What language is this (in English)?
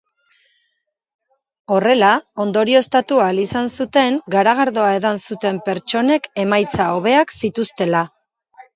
Basque